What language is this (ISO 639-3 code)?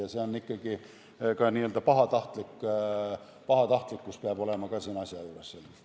est